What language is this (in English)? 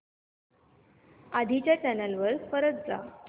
Marathi